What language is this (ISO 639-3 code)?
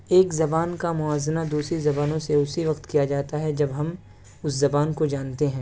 urd